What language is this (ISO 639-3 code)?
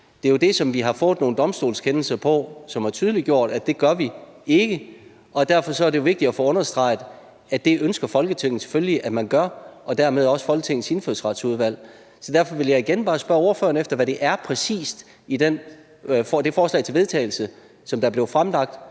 dan